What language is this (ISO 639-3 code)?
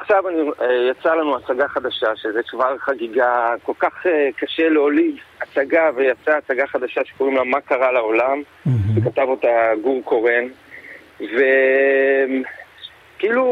heb